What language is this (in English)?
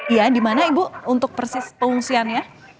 Indonesian